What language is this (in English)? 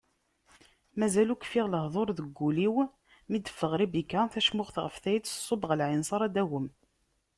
Kabyle